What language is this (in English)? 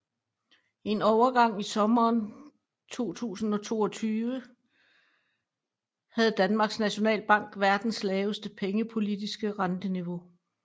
Danish